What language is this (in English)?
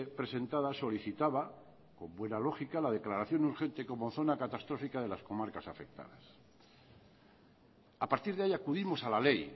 Spanish